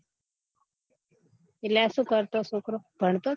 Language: Gujarati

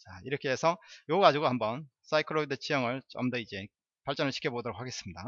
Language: Korean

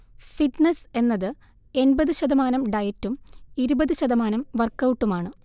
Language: Malayalam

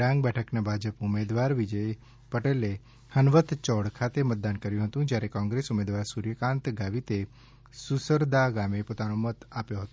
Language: Gujarati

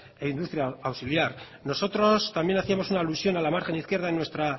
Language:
Spanish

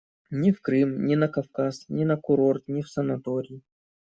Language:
Russian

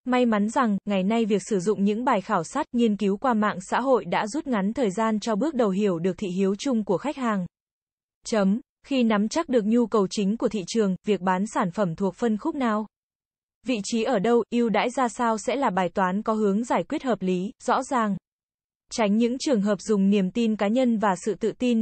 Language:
Vietnamese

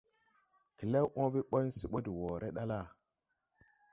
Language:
Tupuri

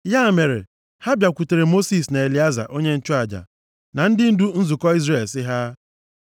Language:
Igbo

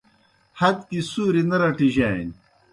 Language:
Kohistani Shina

